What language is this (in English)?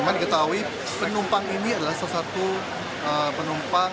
Indonesian